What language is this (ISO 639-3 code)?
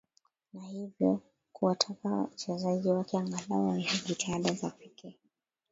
swa